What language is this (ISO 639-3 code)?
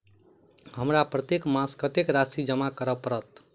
mai